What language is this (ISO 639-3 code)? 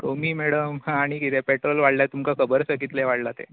kok